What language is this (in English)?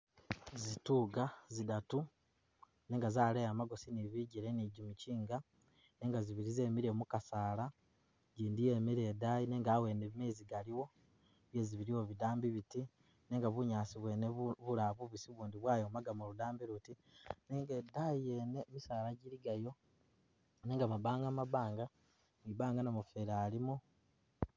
Masaaba